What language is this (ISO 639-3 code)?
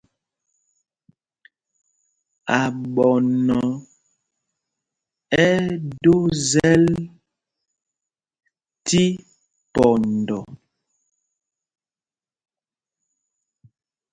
mgg